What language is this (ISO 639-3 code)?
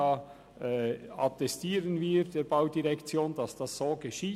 gsw